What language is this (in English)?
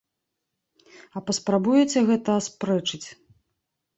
Belarusian